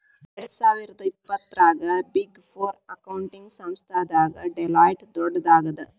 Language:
Kannada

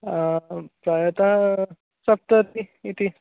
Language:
Sanskrit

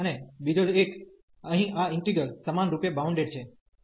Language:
Gujarati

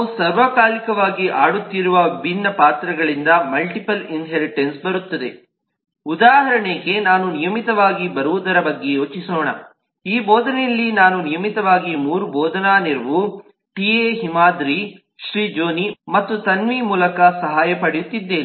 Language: Kannada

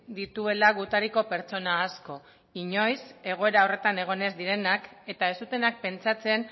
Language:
Basque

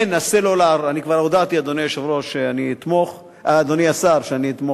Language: Hebrew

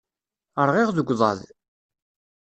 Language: Kabyle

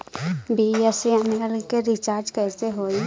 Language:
Bhojpuri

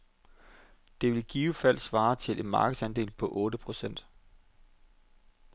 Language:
Danish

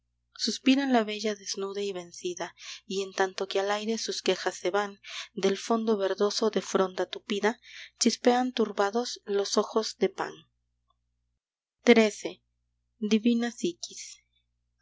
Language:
Spanish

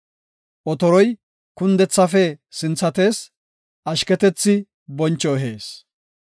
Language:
Gofa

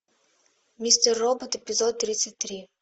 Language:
Russian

